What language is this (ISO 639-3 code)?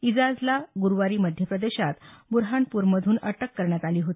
mar